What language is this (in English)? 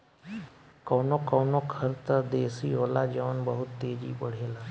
Bhojpuri